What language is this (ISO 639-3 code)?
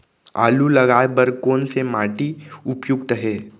hne